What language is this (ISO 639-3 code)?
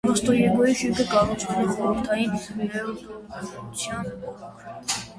hye